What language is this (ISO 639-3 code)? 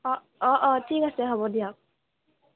asm